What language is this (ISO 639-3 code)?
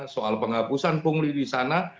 ind